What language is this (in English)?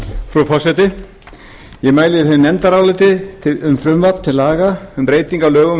Icelandic